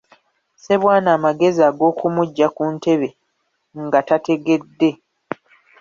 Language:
Ganda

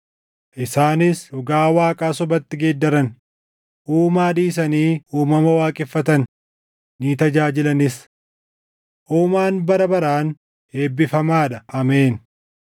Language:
Oromo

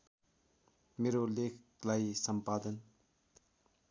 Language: Nepali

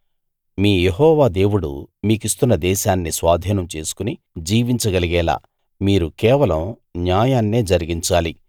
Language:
Telugu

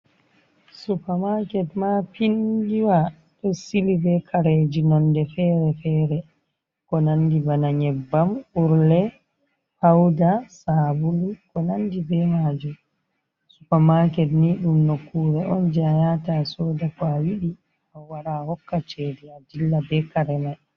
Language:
Fula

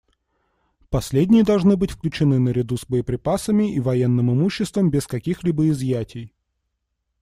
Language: Russian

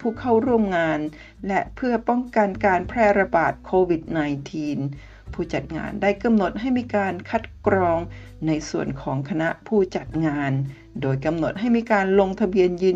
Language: Thai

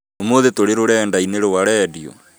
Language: Kikuyu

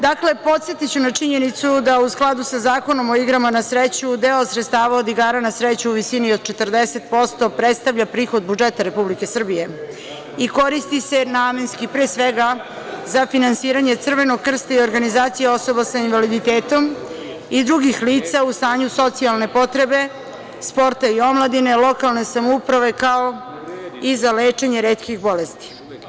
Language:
Serbian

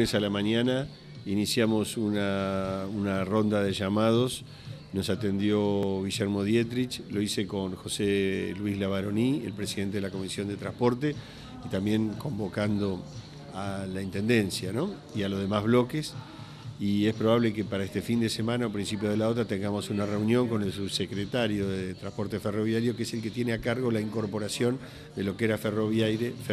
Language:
Spanish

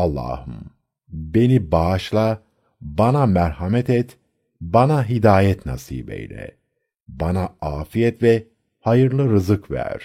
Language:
Turkish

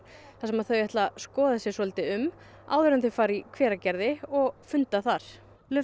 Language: Icelandic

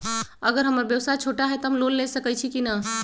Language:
Magahi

